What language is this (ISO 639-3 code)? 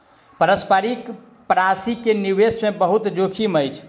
mai